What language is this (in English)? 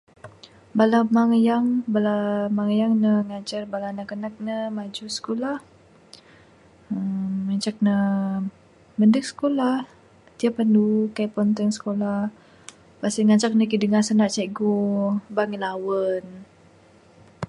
Bukar-Sadung Bidayuh